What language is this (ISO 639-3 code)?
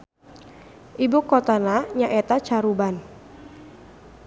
sun